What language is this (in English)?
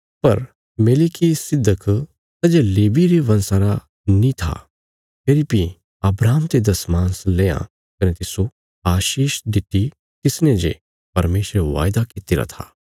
Bilaspuri